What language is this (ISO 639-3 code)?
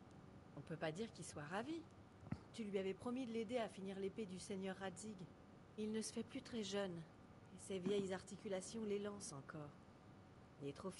fra